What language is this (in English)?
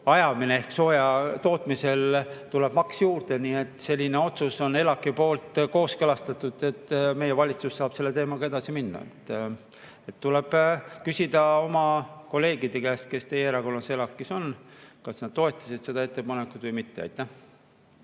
Estonian